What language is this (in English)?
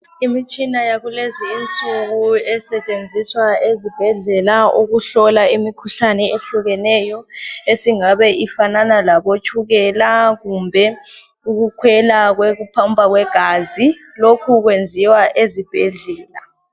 North Ndebele